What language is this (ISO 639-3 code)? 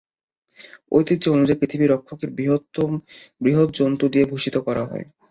ben